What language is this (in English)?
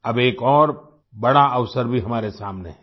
Hindi